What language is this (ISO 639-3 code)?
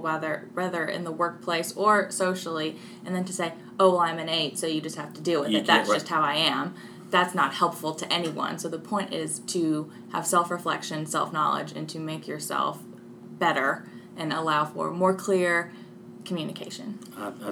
eng